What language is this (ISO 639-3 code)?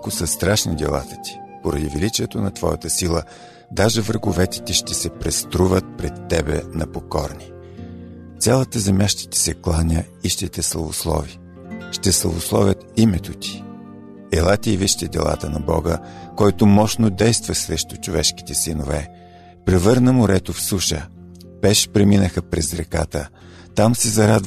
bul